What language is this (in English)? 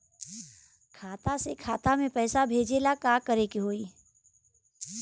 Bhojpuri